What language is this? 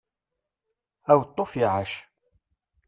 Kabyle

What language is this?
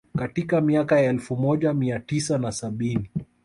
Swahili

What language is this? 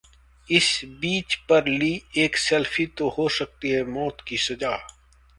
Hindi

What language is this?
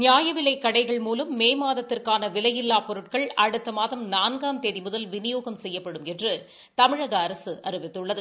Tamil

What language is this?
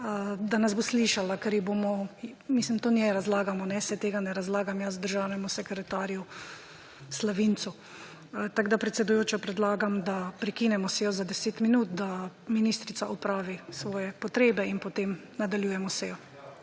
Slovenian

